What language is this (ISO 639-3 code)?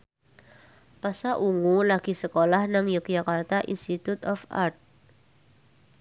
jav